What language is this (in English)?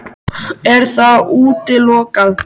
Icelandic